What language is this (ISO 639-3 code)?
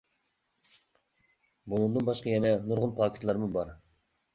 uig